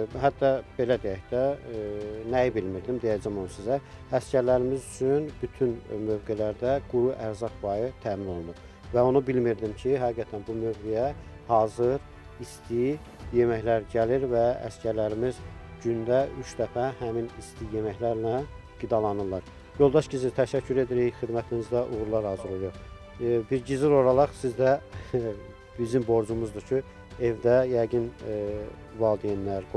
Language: Turkish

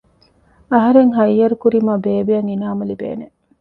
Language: Divehi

